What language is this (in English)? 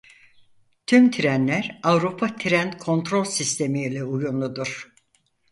Turkish